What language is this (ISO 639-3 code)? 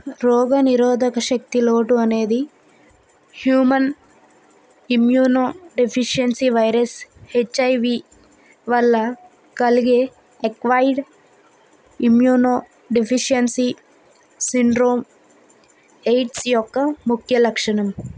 tel